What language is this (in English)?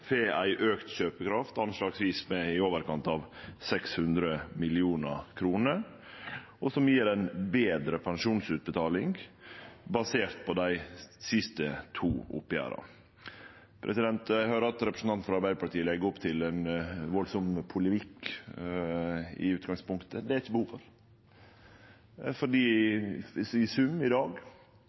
Norwegian Nynorsk